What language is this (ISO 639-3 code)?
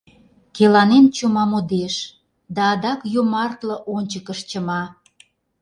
chm